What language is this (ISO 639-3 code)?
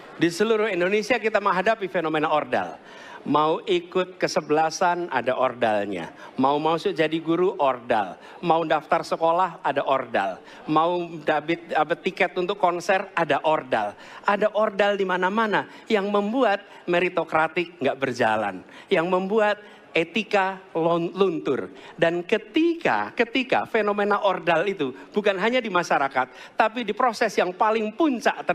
ind